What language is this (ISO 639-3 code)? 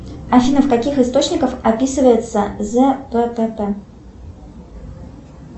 rus